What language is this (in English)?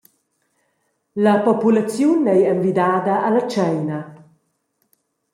Romansh